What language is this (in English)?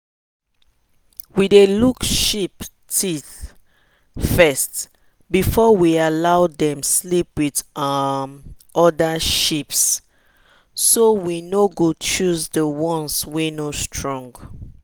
Nigerian Pidgin